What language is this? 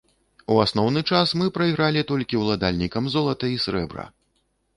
Belarusian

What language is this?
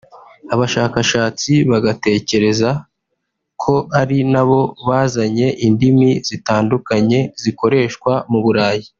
Kinyarwanda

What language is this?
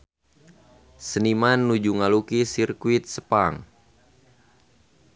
Sundanese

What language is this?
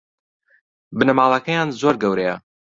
Central Kurdish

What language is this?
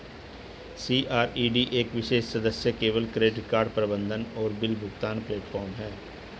Hindi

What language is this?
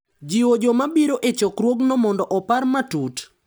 Luo (Kenya and Tanzania)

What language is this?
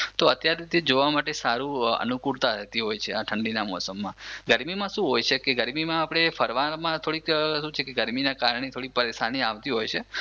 Gujarati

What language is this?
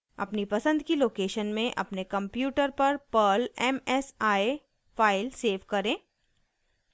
Hindi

